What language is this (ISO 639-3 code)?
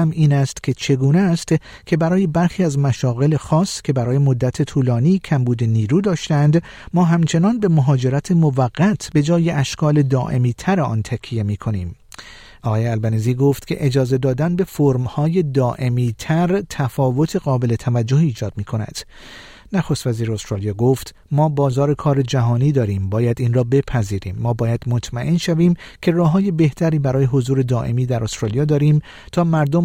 fas